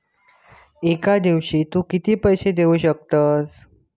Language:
Marathi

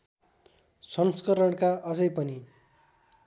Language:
Nepali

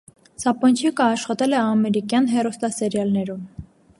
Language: Armenian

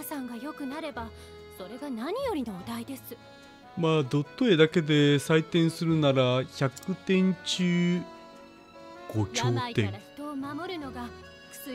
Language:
Japanese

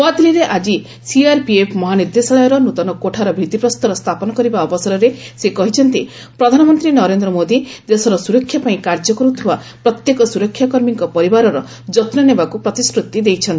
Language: Odia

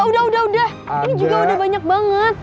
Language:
Indonesian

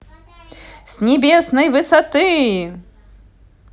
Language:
Russian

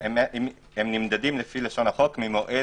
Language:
Hebrew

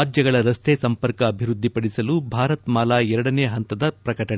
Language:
Kannada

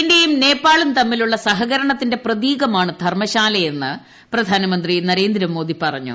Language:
Malayalam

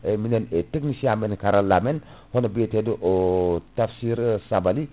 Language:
Fula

